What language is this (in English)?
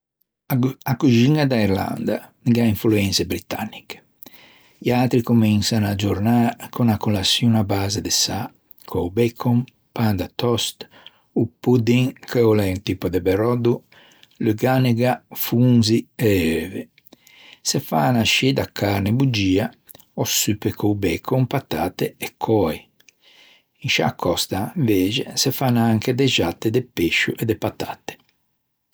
Ligurian